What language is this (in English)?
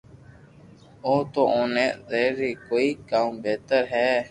Loarki